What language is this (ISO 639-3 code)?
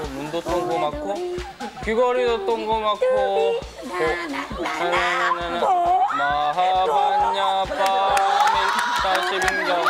kor